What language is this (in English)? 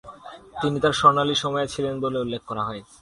Bangla